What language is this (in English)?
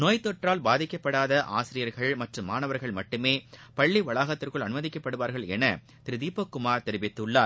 Tamil